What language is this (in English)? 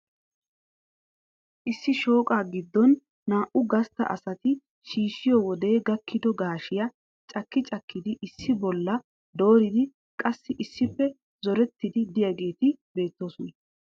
Wolaytta